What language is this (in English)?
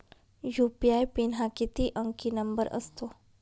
Marathi